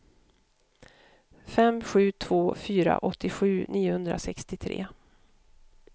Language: Swedish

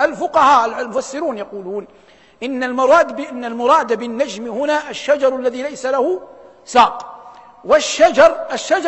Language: Arabic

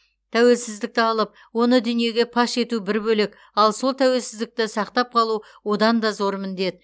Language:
Kazakh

